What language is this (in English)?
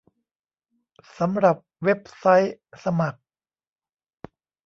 Thai